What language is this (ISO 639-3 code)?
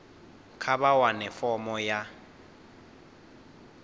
ven